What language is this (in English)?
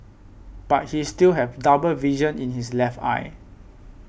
English